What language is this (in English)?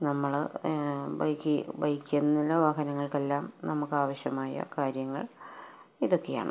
Malayalam